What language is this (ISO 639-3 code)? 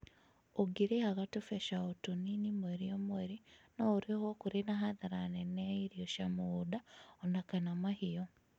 kik